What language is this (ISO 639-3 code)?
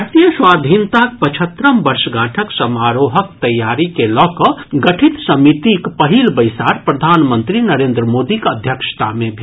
mai